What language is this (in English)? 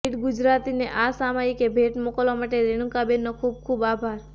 Gujarati